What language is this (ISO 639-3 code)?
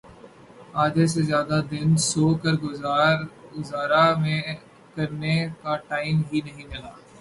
urd